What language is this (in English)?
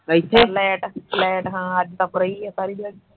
Punjabi